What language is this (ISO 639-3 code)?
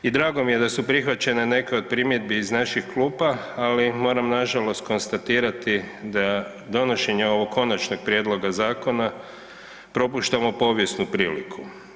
hrv